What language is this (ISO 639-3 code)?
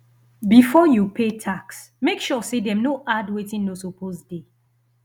pcm